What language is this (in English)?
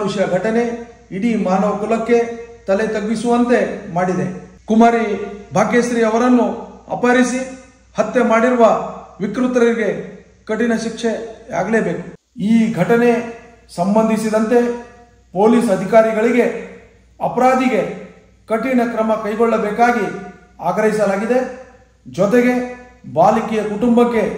Kannada